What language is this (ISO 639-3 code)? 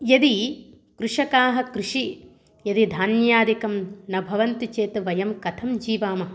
san